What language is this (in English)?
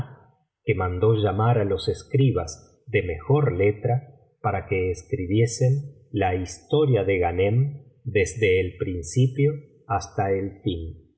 Spanish